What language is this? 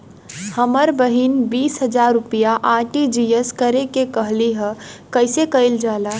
Bhojpuri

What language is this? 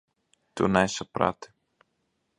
Latvian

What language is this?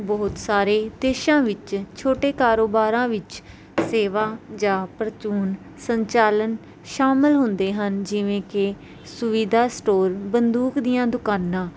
Punjabi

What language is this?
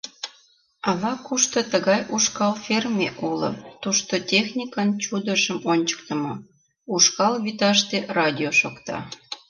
Mari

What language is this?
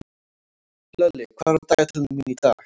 Icelandic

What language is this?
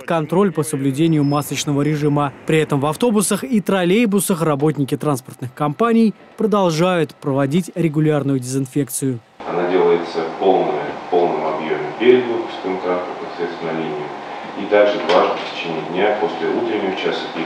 Russian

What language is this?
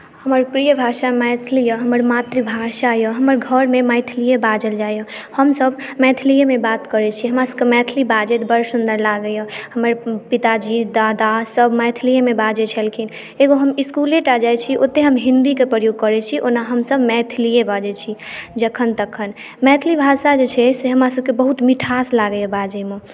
Maithili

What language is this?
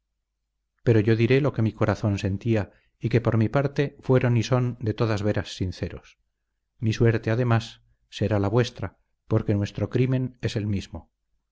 Spanish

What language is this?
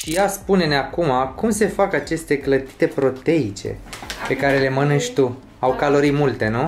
Romanian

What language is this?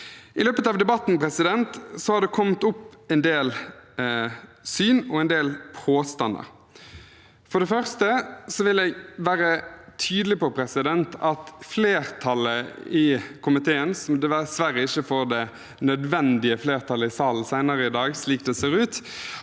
Norwegian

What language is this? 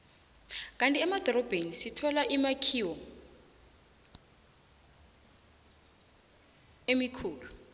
South Ndebele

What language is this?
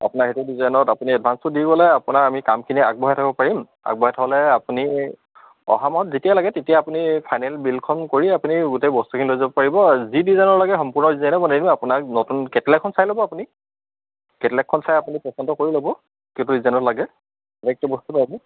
Assamese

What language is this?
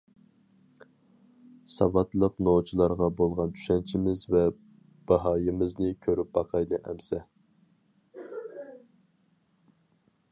Uyghur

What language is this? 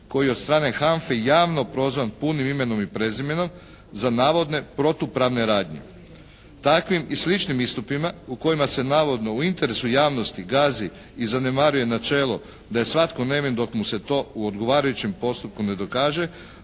Croatian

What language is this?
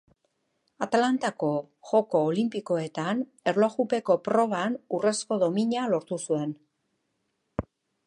Basque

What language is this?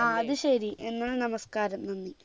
Malayalam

